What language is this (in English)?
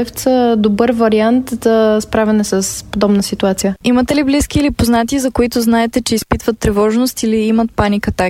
Bulgarian